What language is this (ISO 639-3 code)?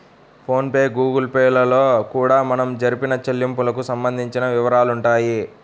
tel